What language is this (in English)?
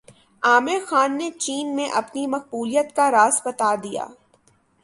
Urdu